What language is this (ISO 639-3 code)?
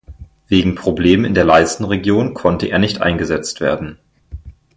deu